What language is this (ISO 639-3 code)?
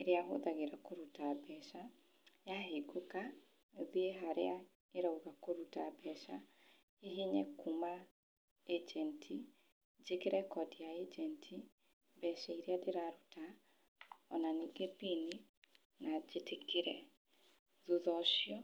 kik